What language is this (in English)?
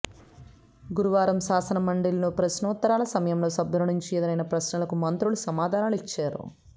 Telugu